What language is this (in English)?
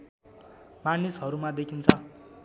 Nepali